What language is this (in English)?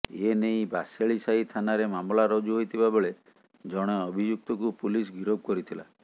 Odia